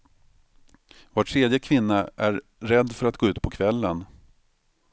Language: Swedish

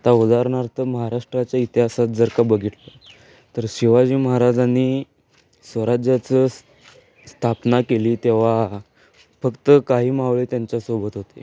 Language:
Marathi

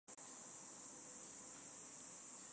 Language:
Chinese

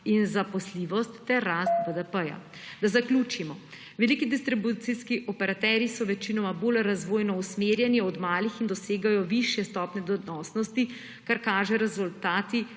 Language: Slovenian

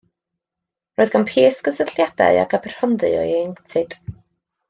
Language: Welsh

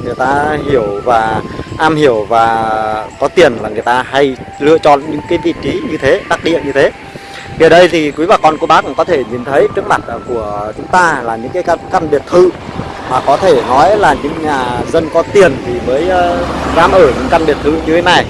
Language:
Vietnamese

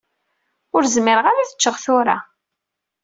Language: Kabyle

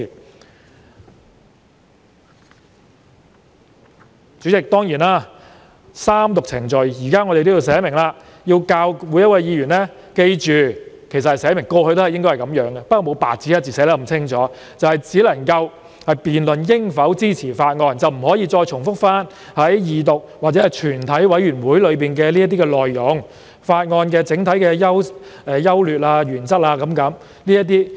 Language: Cantonese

